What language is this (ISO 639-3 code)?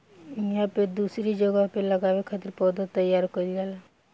bho